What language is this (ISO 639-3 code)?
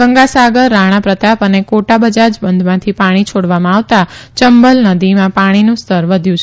guj